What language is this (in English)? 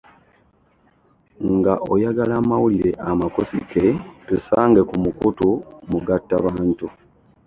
Ganda